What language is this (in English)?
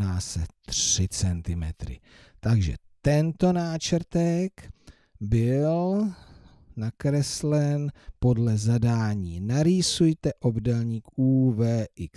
Czech